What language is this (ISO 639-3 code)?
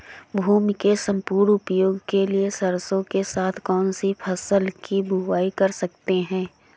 hin